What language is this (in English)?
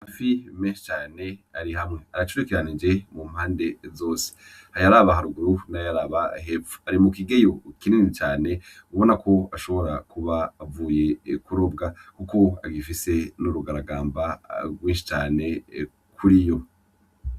Rundi